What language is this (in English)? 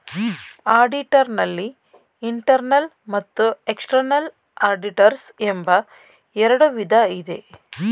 Kannada